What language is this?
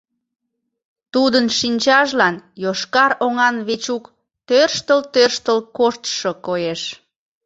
Mari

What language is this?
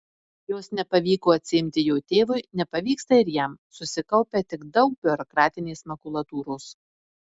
Lithuanian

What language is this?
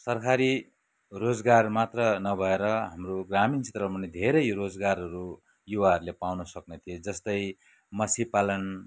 Nepali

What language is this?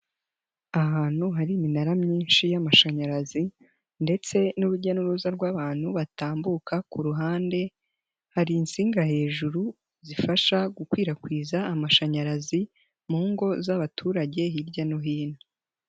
Kinyarwanda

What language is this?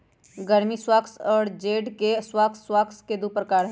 Magahi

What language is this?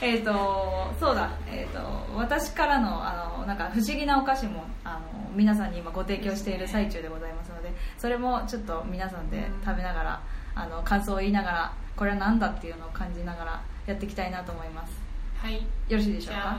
Japanese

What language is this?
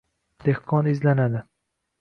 Uzbek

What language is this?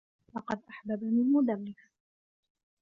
Arabic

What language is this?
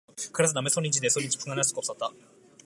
Korean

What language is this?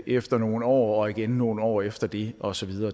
Danish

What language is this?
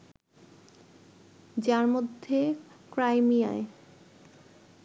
Bangla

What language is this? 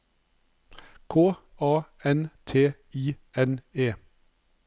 Norwegian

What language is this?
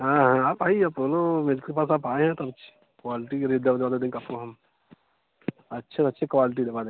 Hindi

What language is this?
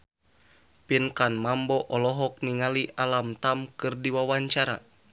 Sundanese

